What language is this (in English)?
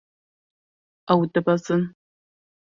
Kurdish